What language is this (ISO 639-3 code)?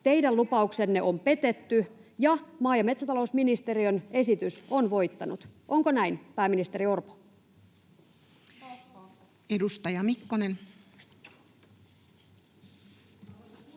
fin